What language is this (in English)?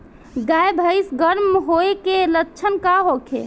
Bhojpuri